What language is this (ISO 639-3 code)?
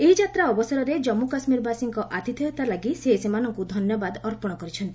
ori